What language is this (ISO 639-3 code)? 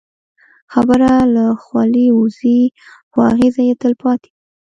pus